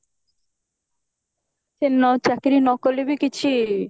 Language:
Odia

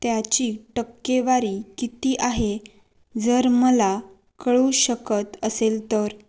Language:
Marathi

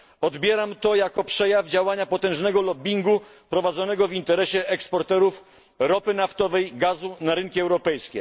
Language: Polish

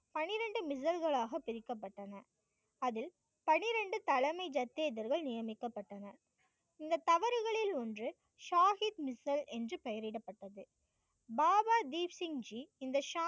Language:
Tamil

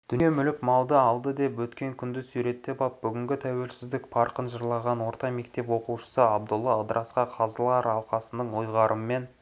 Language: Kazakh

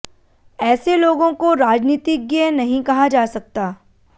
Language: Hindi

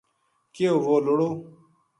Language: Gujari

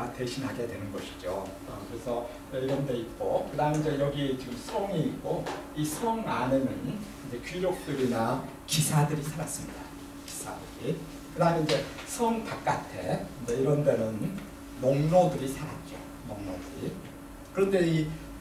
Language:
Korean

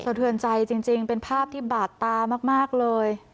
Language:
Thai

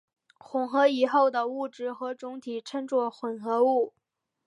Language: Chinese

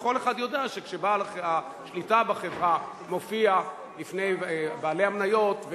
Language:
Hebrew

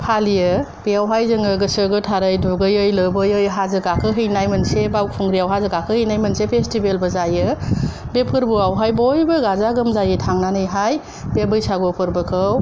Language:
Bodo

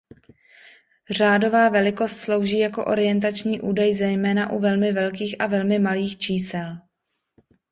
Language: Czech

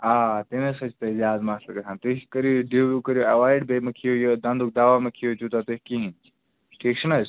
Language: Kashmiri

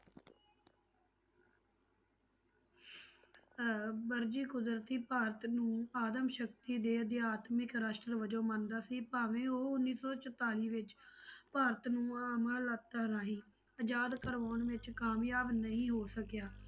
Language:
Punjabi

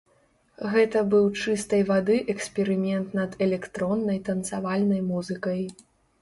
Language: Belarusian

